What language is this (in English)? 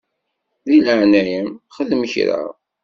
Kabyle